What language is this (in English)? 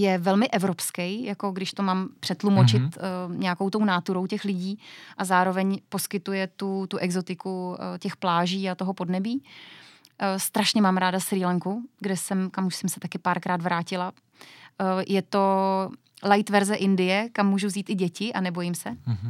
Czech